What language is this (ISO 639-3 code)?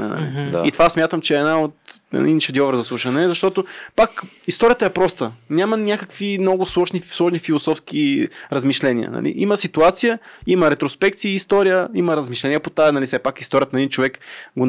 bul